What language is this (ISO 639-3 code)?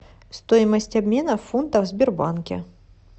rus